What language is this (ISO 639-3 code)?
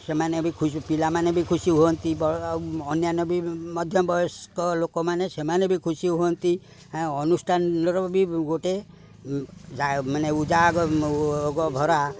ori